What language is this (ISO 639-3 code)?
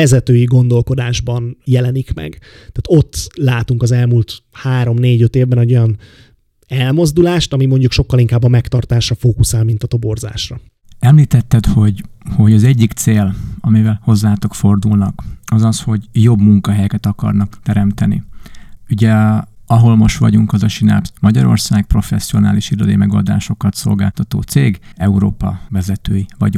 hun